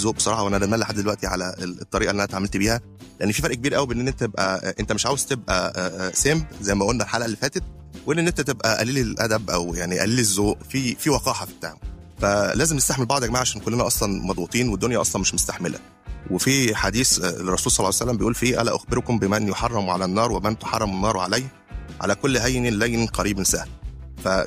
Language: Arabic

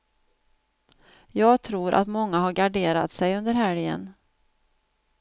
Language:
Swedish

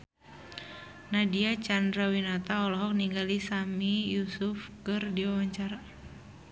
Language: Sundanese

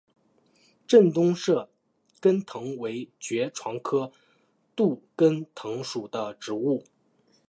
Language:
Chinese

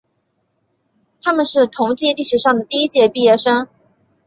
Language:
Chinese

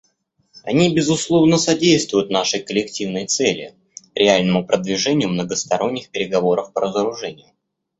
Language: Russian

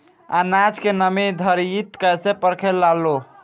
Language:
Bhojpuri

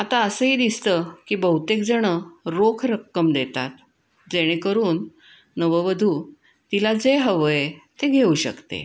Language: Marathi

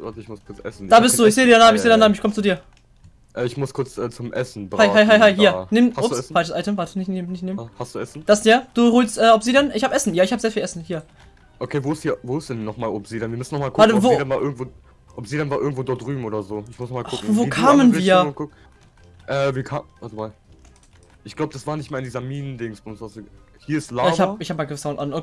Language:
German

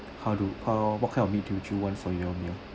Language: English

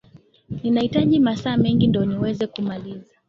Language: Swahili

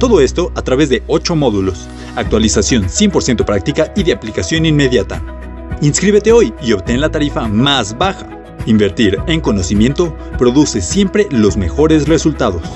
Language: Spanish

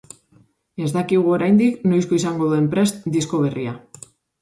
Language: Basque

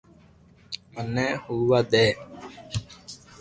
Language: Loarki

